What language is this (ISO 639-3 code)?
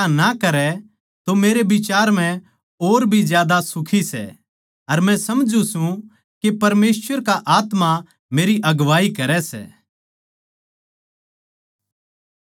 bgc